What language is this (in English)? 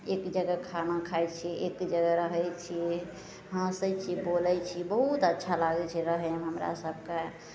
Maithili